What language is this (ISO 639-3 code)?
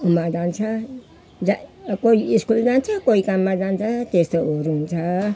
nep